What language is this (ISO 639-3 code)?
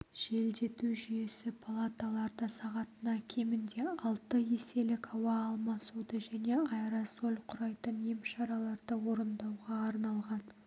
kaz